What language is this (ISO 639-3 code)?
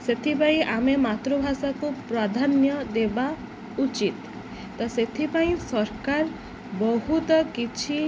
ori